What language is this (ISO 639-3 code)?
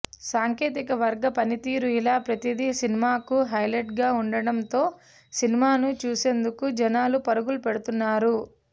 tel